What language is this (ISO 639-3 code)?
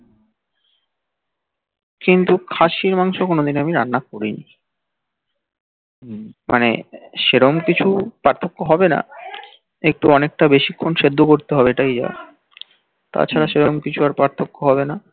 ben